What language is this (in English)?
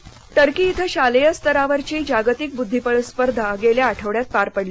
Marathi